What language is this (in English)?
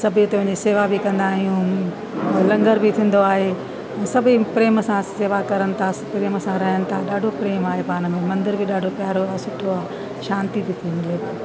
Sindhi